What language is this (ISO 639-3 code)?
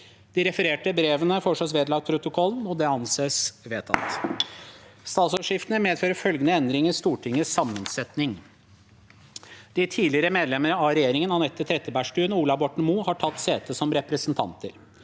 nor